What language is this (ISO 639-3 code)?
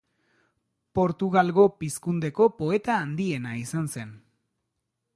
eus